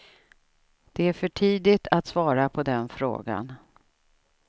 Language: Swedish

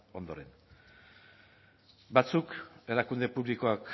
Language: Basque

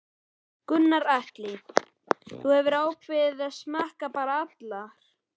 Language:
Icelandic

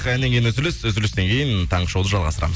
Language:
Kazakh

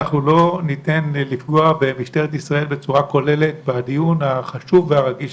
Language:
Hebrew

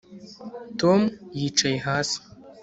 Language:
Kinyarwanda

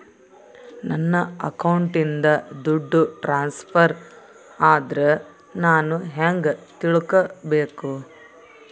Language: Kannada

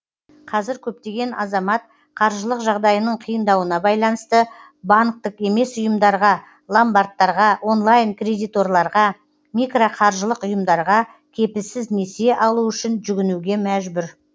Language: Kazakh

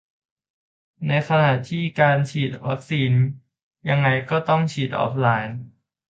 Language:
Thai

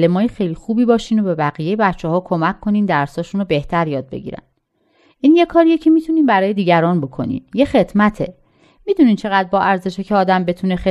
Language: Persian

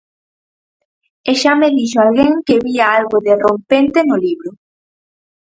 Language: Galician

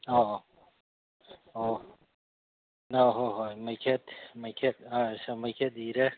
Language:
Manipuri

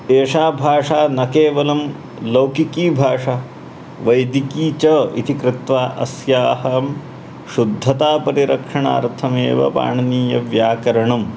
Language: Sanskrit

